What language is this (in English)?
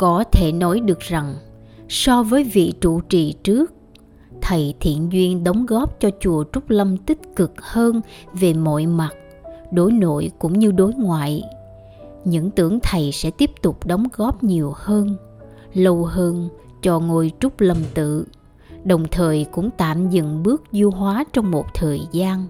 Vietnamese